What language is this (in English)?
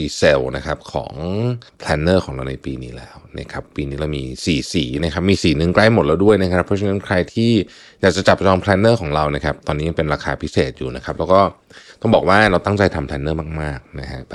Thai